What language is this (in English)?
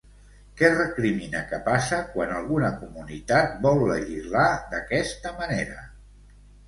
Catalan